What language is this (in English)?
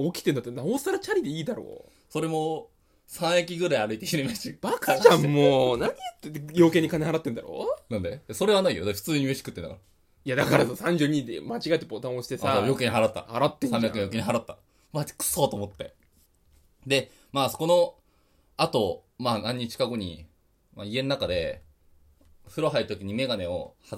Japanese